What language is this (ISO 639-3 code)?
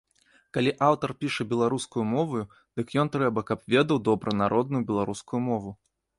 bel